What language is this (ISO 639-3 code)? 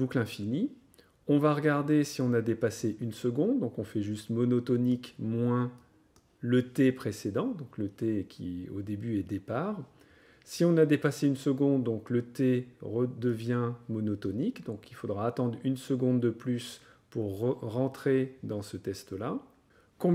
fra